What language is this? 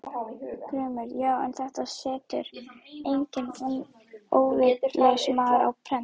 Icelandic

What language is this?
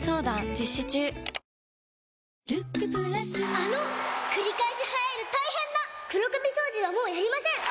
Japanese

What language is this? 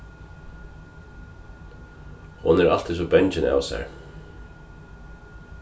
Faroese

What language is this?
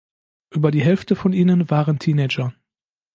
German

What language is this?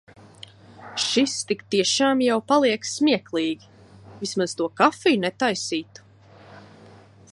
Latvian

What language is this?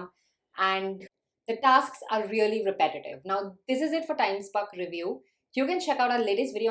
English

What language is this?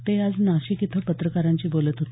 Marathi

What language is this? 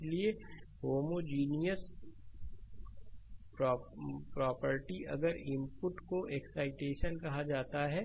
Hindi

